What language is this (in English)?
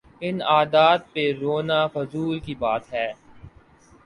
Urdu